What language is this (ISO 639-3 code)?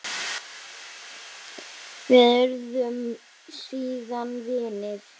isl